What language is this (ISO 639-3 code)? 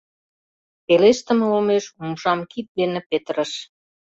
chm